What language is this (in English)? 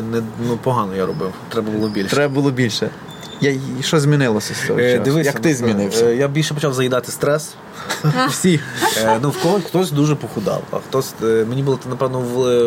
Ukrainian